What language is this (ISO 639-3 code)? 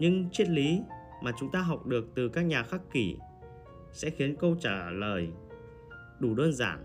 vie